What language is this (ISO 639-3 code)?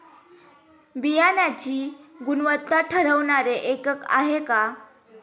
mar